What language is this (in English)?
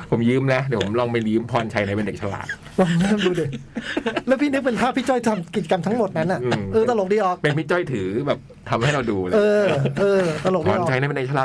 Thai